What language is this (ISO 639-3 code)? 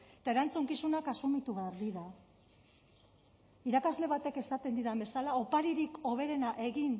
eus